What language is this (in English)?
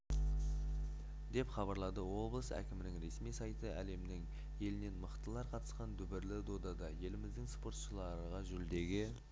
Kazakh